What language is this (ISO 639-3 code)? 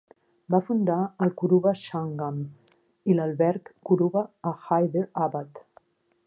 cat